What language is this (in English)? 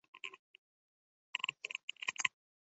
Uzbek